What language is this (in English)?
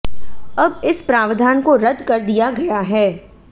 Hindi